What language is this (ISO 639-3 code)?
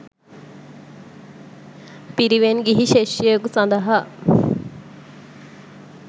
sin